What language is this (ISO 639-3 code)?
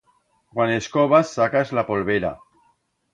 arg